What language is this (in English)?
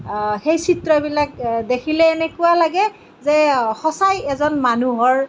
Assamese